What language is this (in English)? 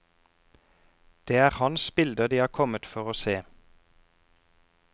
Norwegian